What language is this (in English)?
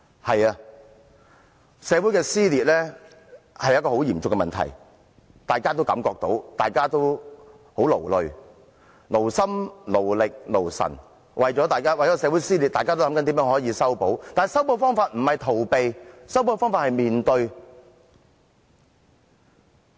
Cantonese